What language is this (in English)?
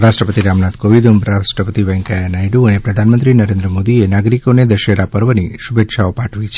Gujarati